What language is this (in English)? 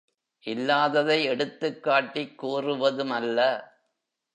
Tamil